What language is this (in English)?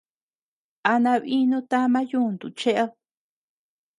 Tepeuxila Cuicatec